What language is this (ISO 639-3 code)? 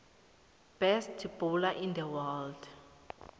nbl